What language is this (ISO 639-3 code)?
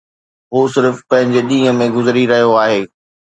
snd